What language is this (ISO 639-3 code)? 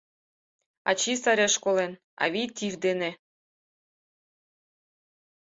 chm